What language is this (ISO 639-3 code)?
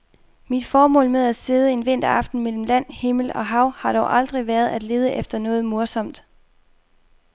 dan